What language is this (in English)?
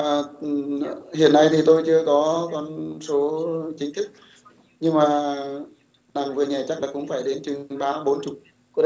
Vietnamese